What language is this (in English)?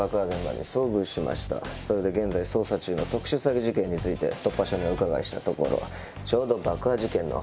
Japanese